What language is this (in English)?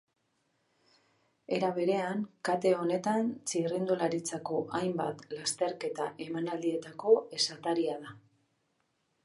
Basque